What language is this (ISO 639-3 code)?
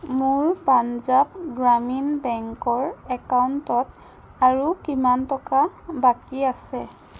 asm